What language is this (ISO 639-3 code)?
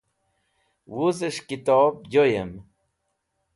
wbl